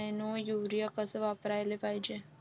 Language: Marathi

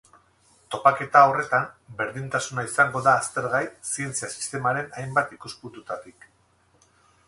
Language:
Basque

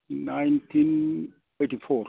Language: Bodo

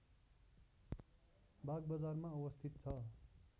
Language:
Nepali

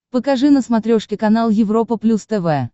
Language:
Russian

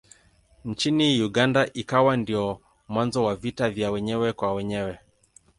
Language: Swahili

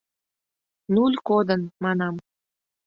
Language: Mari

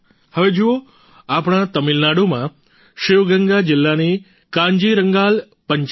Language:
Gujarati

